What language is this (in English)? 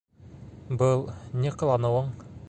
Bashkir